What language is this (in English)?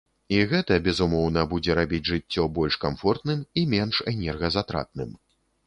Belarusian